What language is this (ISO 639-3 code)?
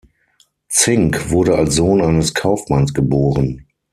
deu